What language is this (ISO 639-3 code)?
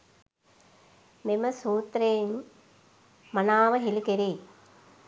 sin